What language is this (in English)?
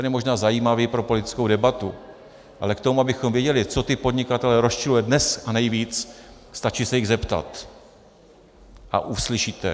Czech